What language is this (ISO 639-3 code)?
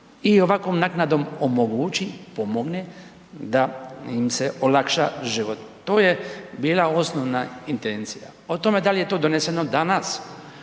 hrv